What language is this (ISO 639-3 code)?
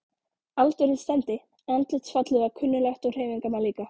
isl